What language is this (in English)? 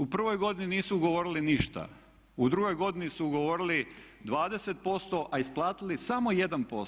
Croatian